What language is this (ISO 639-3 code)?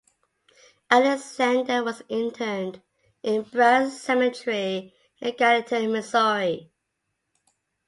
eng